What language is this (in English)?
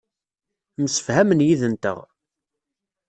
Kabyle